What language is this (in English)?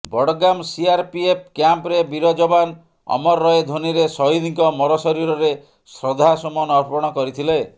Odia